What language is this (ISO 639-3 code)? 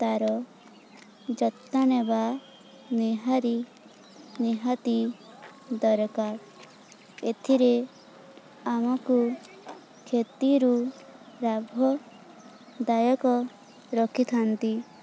ori